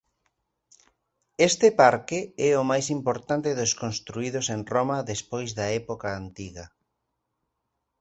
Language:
Galician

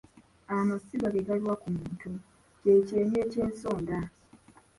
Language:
Ganda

